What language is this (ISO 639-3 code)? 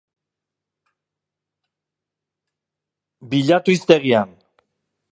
eus